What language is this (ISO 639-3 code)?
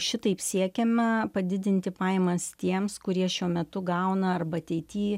lit